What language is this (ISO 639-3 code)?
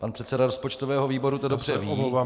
ces